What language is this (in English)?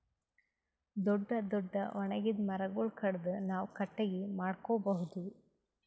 Kannada